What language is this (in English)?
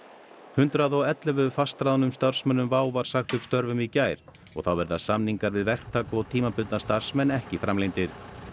Icelandic